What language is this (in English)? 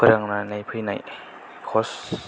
Bodo